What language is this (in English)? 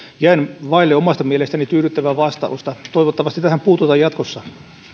Finnish